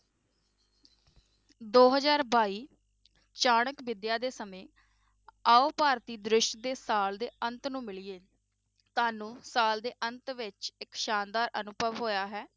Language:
Punjabi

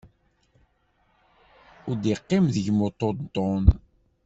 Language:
Kabyle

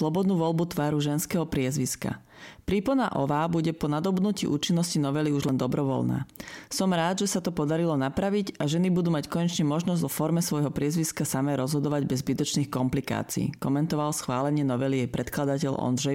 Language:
Slovak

